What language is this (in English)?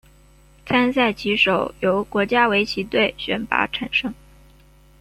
Chinese